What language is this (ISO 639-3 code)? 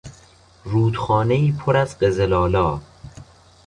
fas